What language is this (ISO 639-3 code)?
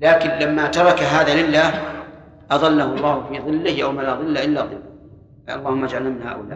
ara